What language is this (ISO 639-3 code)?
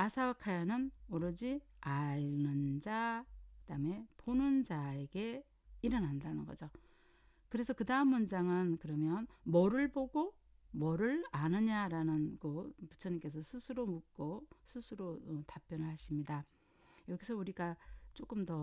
kor